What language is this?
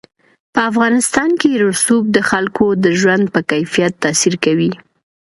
Pashto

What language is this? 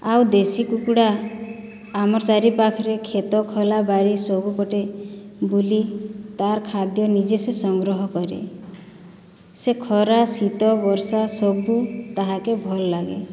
Odia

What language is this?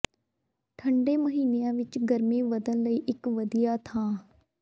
Punjabi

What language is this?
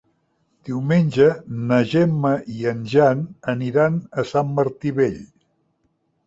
Catalan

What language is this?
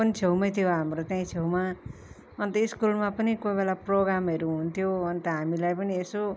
Nepali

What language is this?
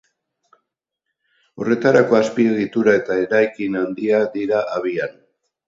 Basque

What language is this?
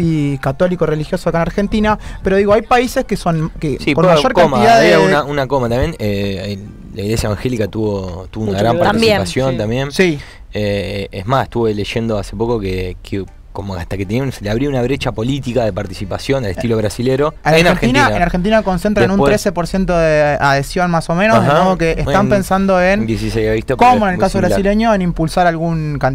Spanish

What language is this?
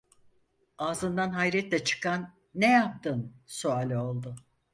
Turkish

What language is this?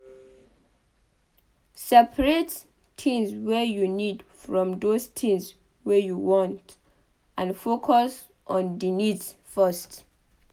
Nigerian Pidgin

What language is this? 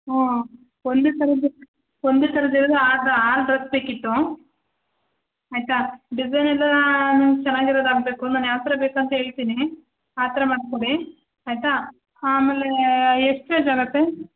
Kannada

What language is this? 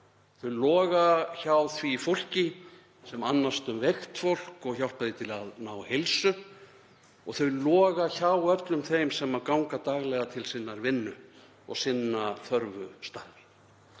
Icelandic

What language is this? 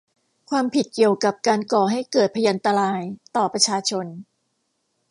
Thai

